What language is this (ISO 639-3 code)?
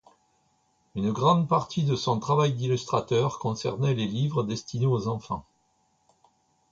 fra